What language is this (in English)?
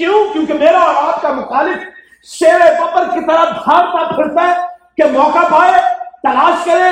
Urdu